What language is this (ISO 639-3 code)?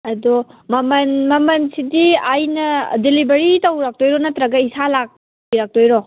mni